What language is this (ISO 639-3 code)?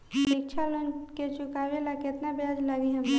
bho